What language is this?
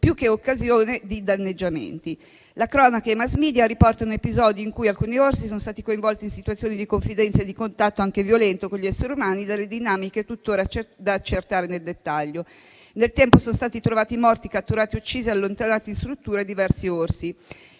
Italian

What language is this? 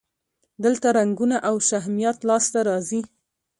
Pashto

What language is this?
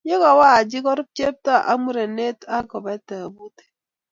Kalenjin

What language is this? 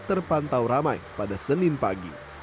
Indonesian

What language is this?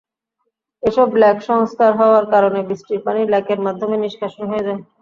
Bangla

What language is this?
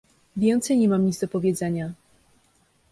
Polish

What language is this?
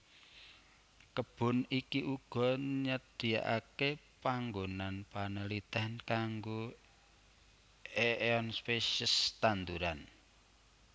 Javanese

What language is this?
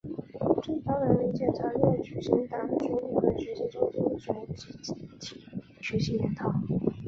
Chinese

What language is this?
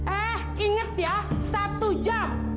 Indonesian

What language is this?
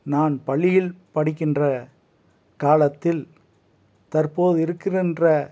Tamil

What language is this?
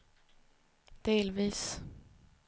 Swedish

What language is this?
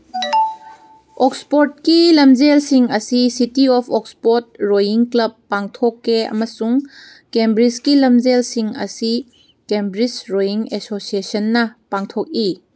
Manipuri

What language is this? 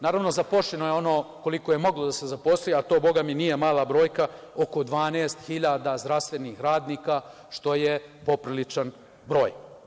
Serbian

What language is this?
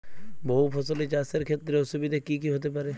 Bangla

